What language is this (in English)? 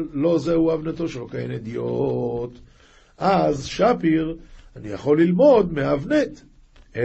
Hebrew